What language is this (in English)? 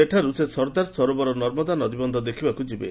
Odia